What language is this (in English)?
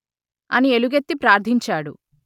Telugu